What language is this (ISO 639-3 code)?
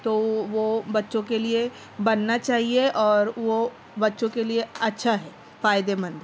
urd